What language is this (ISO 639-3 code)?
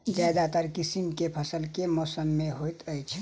mai